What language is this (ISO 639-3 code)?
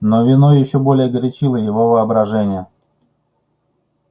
rus